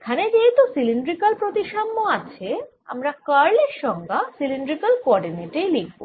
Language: Bangla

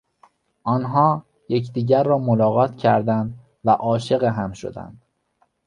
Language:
Persian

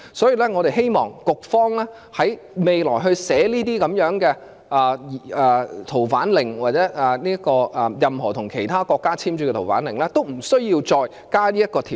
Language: Cantonese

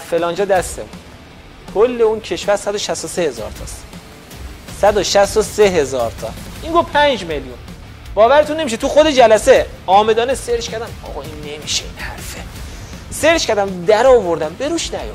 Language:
Persian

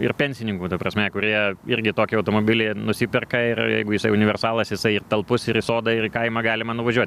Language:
Lithuanian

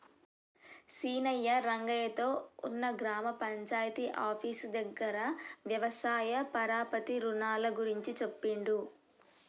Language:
Telugu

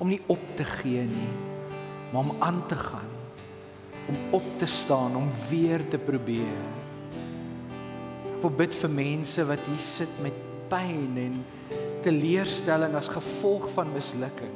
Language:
Dutch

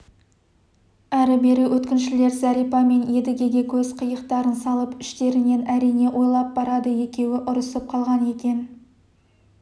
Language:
Kazakh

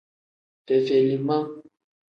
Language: Tem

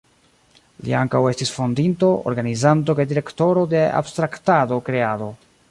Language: Esperanto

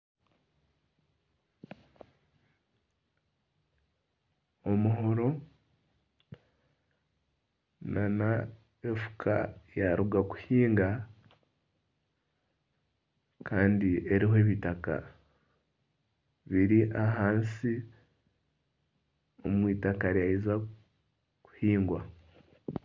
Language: Nyankole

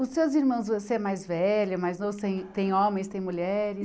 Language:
Portuguese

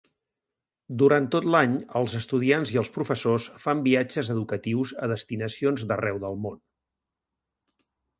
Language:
Catalan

